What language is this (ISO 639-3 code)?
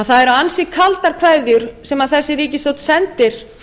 isl